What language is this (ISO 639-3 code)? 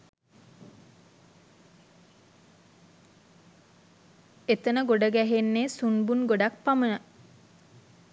sin